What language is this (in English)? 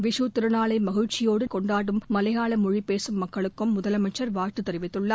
Tamil